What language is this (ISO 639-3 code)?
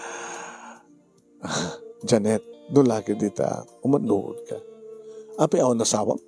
fil